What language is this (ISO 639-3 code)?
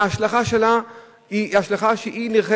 heb